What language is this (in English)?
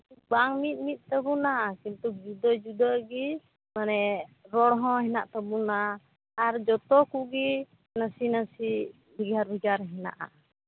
Santali